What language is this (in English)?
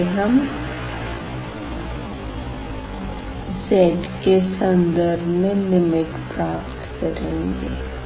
Hindi